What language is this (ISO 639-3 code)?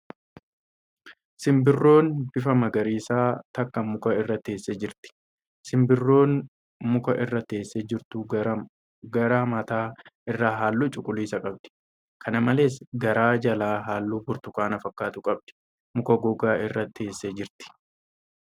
orm